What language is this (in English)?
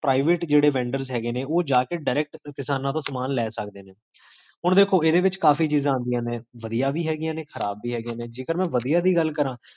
Punjabi